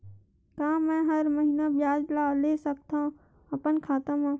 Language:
Chhattisgarhi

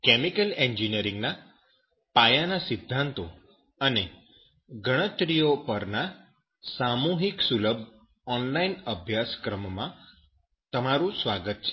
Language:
Gujarati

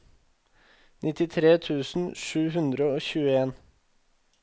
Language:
Norwegian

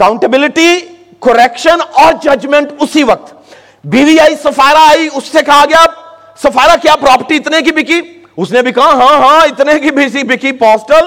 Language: Urdu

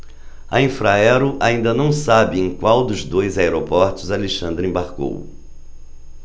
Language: Portuguese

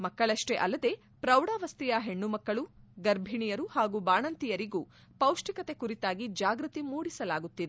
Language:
Kannada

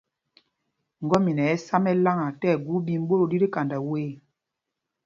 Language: Mpumpong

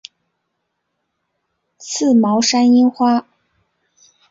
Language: Chinese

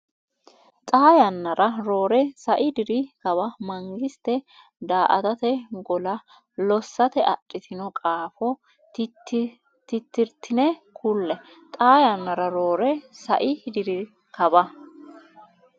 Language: Sidamo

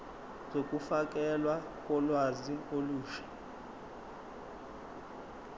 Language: Zulu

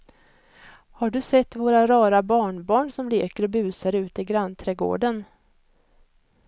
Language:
Swedish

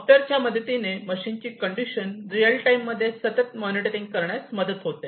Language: Marathi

